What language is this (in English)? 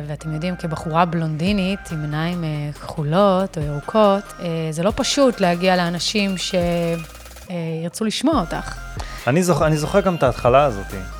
Hebrew